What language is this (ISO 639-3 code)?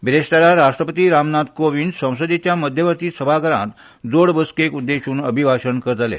kok